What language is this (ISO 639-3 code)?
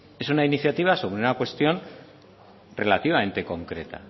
spa